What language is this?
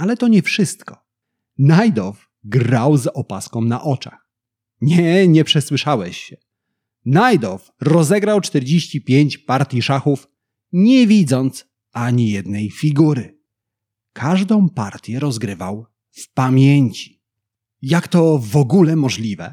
Polish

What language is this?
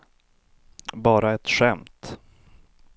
Swedish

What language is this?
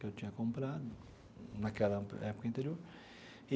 Portuguese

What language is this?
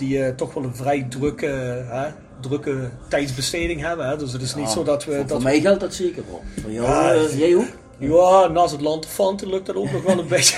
Dutch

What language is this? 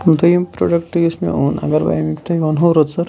Kashmiri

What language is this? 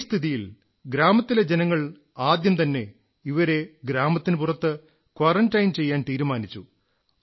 Malayalam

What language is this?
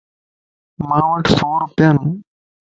Lasi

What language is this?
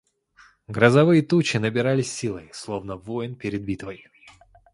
Russian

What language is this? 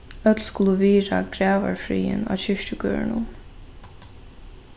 Faroese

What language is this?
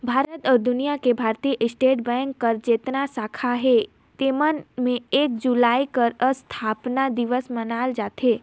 Chhattisgarhi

